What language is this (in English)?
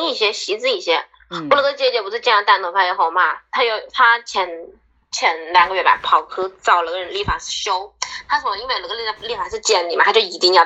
Chinese